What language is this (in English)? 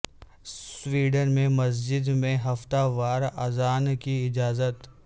Urdu